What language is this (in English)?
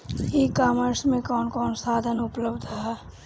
Bhojpuri